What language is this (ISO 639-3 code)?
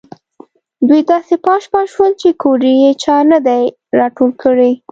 pus